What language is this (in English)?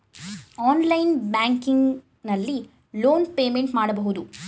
Kannada